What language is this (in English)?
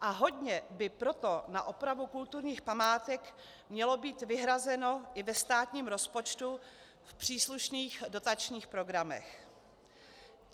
Czech